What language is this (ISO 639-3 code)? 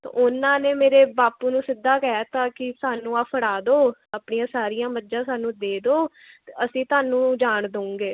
pan